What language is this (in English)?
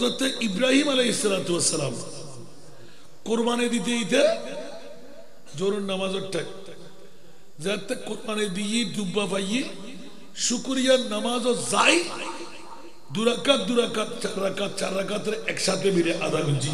Arabic